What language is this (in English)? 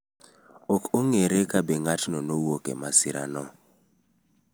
Luo (Kenya and Tanzania)